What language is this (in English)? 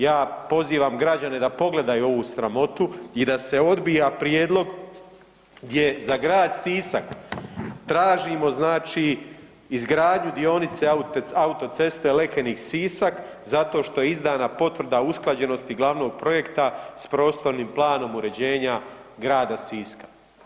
Croatian